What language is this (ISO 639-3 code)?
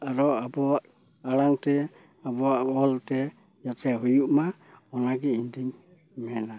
sat